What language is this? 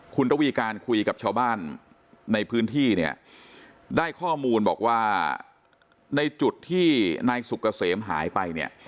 Thai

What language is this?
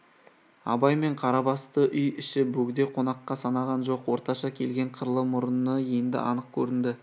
Kazakh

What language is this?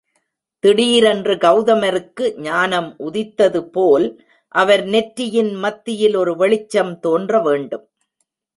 Tamil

